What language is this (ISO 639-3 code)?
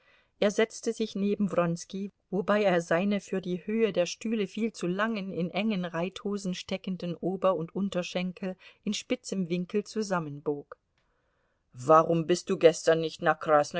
deu